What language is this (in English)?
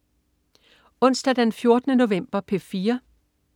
Danish